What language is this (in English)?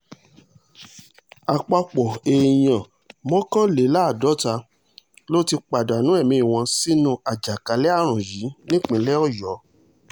Yoruba